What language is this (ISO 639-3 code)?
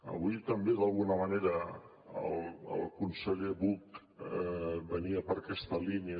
cat